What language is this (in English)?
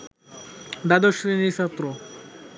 Bangla